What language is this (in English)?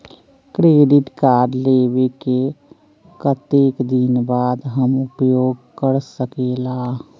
Magahi